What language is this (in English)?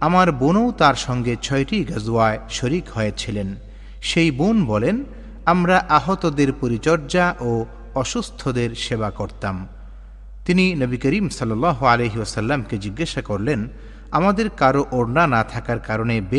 Bangla